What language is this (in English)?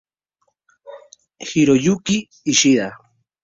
Spanish